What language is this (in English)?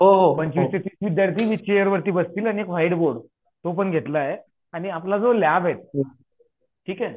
Marathi